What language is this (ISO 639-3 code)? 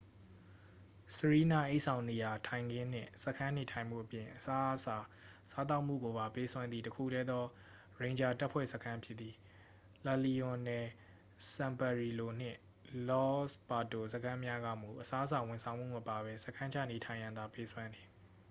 mya